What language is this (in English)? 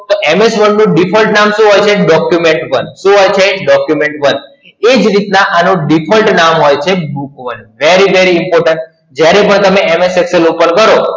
Gujarati